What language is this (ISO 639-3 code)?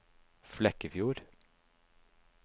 nor